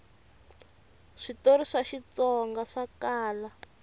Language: Tsonga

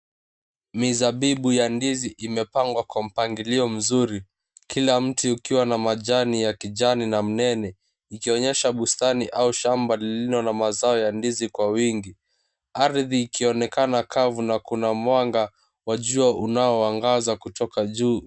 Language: Swahili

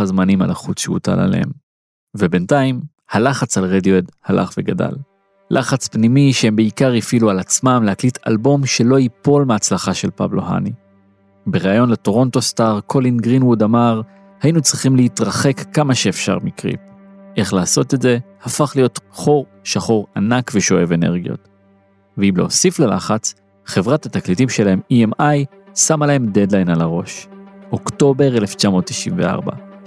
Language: Hebrew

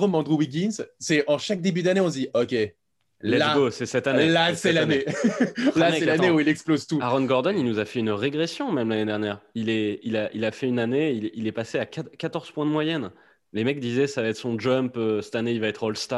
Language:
French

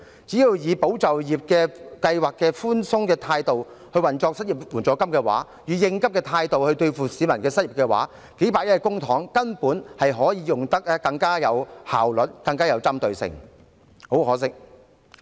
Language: Cantonese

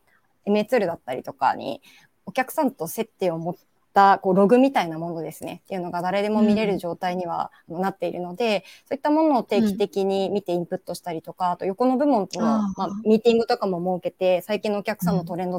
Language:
Japanese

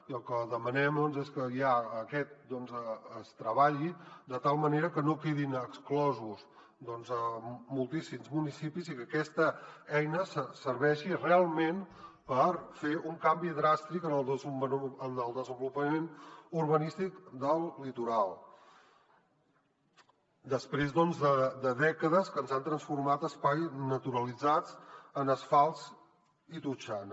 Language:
Catalan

